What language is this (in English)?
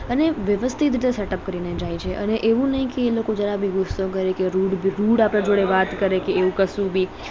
Gujarati